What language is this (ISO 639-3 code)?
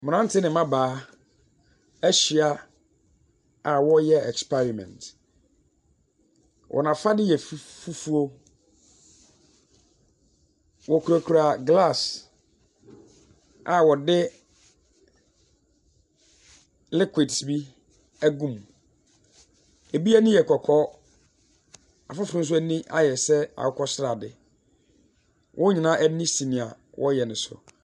aka